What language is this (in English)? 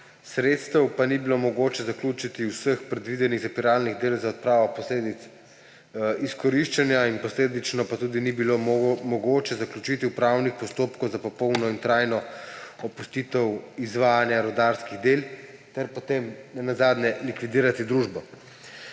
Slovenian